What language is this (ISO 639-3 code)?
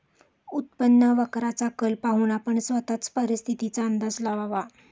mar